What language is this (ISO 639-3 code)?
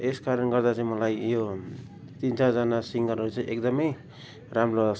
nep